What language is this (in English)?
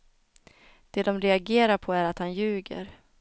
Swedish